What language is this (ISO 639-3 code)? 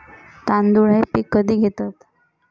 mar